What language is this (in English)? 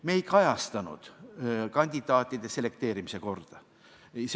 Estonian